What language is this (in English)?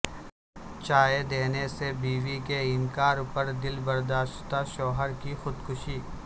Urdu